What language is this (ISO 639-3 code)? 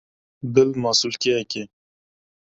kur